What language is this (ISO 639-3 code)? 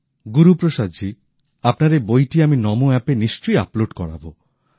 ben